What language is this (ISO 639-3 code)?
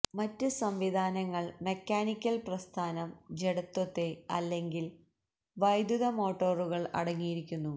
mal